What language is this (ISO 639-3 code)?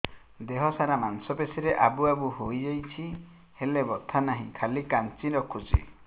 ori